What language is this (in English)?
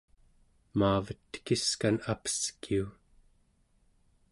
Central Yupik